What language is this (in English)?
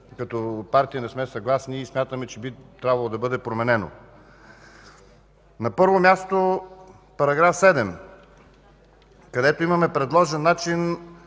Bulgarian